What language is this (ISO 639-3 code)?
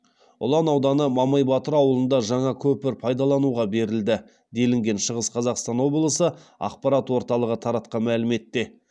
kaz